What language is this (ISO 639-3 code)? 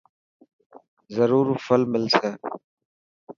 mki